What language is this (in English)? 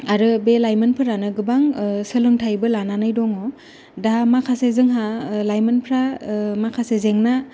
Bodo